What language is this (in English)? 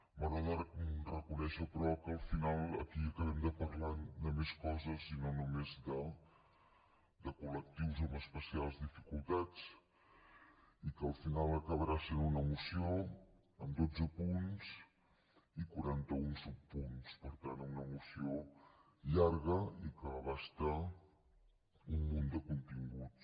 Catalan